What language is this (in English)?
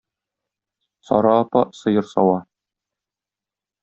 Tatar